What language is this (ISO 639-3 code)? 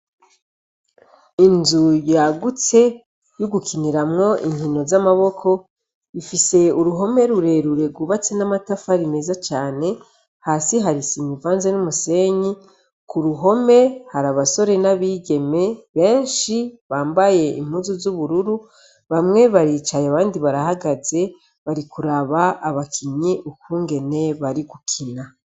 run